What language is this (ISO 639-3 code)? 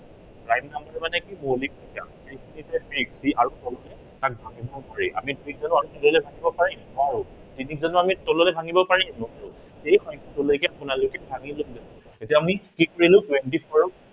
asm